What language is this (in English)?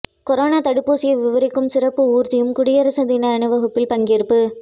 Tamil